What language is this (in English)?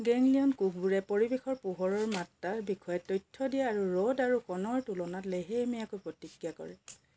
Assamese